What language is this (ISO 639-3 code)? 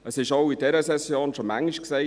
gsw